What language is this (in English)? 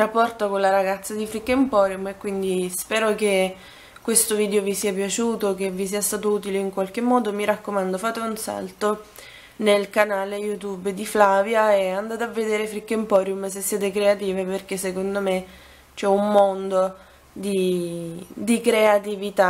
Italian